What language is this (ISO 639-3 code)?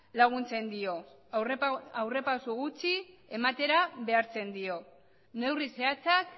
eus